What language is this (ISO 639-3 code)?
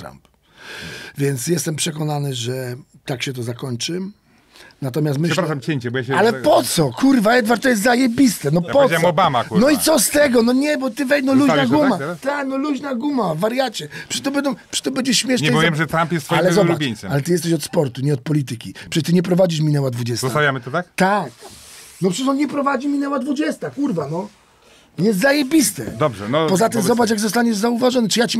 pol